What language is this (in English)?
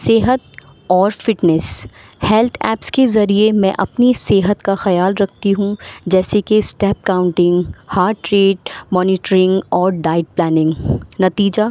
Urdu